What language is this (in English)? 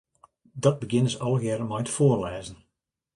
Western Frisian